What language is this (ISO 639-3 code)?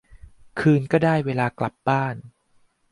tha